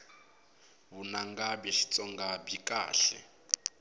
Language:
Tsonga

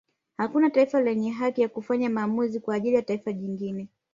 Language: Swahili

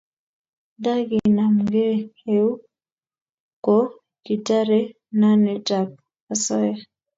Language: Kalenjin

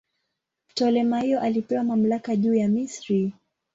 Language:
Swahili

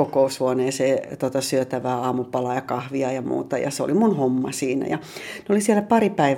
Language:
Finnish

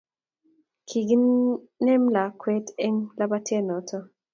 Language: Kalenjin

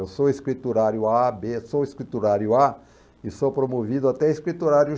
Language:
Portuguese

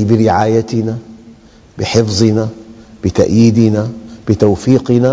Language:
Arabic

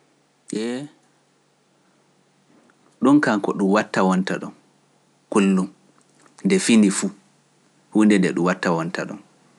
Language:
Pular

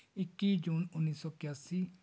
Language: Punjabi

